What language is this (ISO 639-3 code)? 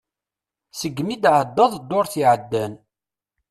kab